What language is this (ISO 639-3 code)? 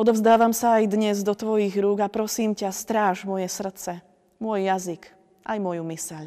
slk